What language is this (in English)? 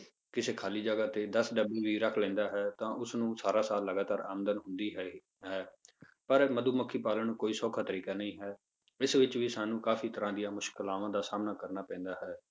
Punjabi